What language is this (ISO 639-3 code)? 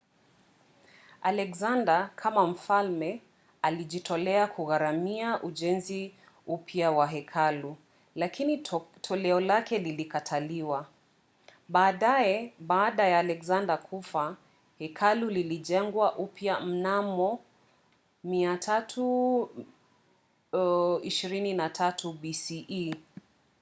swa